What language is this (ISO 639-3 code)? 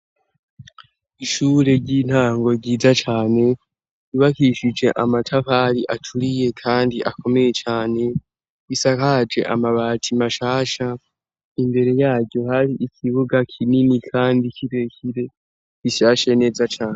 run